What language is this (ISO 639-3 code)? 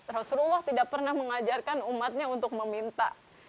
ind